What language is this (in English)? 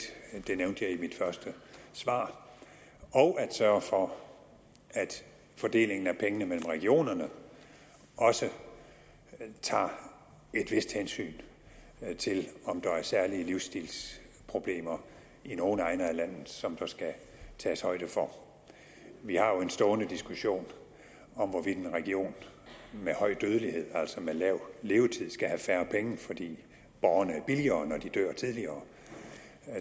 Danish